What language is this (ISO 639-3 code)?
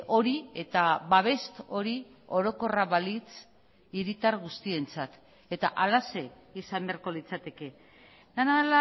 eus